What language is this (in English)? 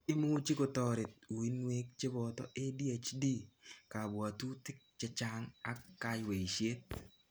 Kalenjin